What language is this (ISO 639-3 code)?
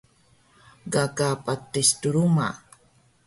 trv